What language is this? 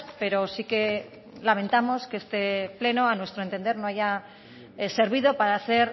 Spanish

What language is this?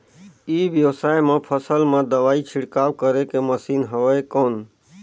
Chhattisgarhi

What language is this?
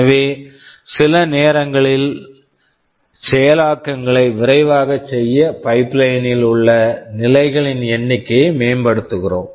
Tamil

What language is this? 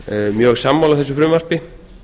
Icelandic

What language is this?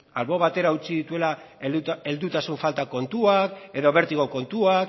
Basque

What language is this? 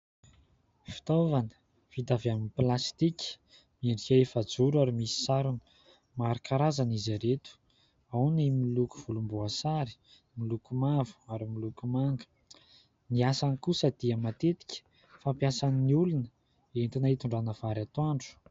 Malagasy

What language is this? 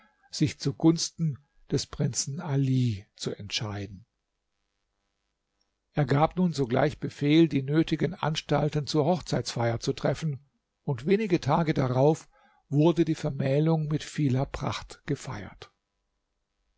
German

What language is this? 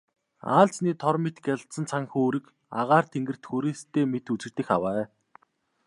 Mongolian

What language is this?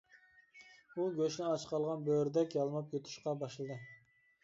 Uyghur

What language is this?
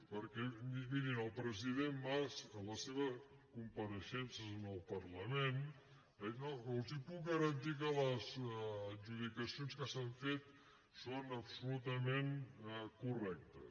Catalan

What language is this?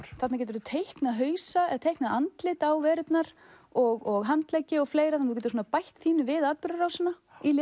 Icelandic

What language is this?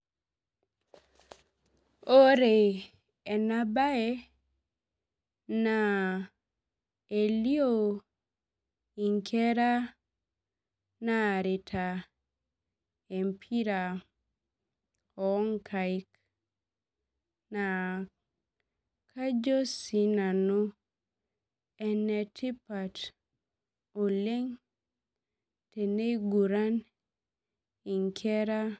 Masai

